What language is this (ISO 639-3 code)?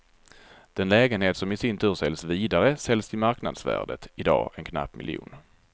swe